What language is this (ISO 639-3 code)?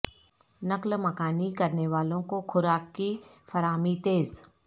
urd